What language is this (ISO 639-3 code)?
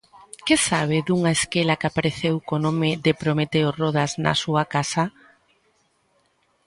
glg